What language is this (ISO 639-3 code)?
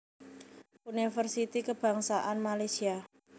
jav